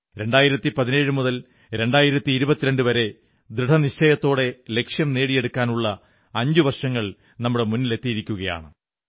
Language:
Malayalam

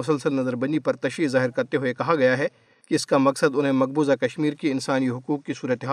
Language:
Urdu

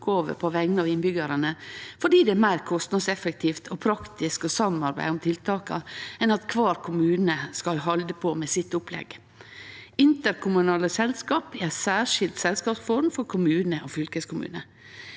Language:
Norwegian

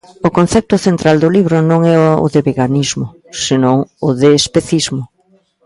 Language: Galician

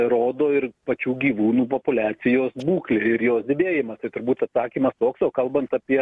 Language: Lithuanian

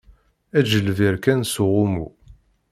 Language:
Kabyle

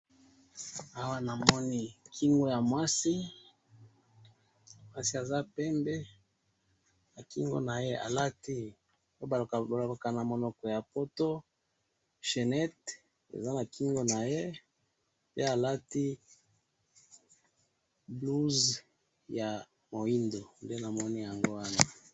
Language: Lingala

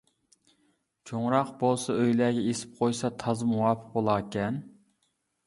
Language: Uyghur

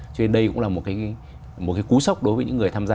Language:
Vietnamese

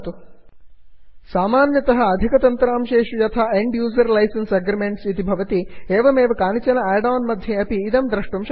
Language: Sanskrit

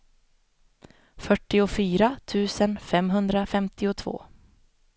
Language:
Swedish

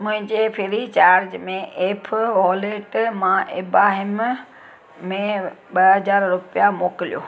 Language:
Sindhi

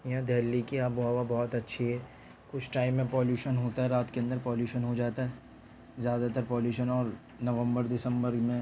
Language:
Urdu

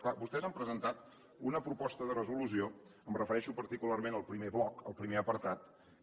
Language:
Catalan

